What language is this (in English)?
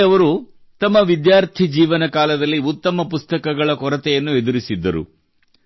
Kannada